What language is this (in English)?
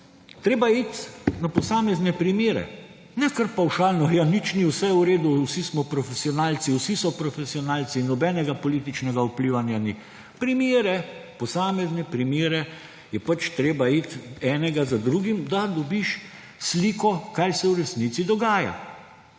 Slovenian